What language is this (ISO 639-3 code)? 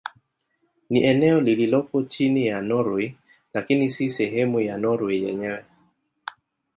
swa